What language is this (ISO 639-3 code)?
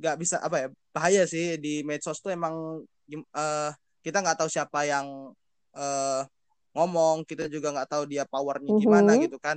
ind